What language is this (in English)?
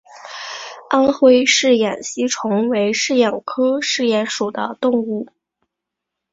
Chinese